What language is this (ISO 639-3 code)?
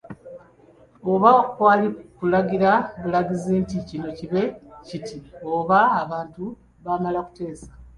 lug